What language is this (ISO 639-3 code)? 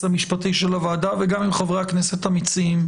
heb